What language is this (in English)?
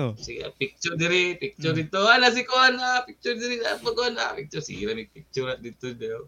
Filipino